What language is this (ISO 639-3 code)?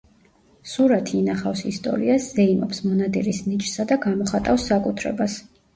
kat